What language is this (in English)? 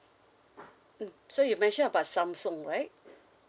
English